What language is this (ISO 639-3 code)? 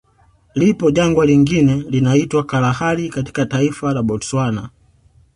swa